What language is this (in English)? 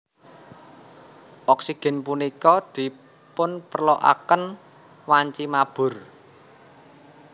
Javanese